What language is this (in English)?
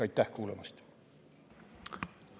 Estonian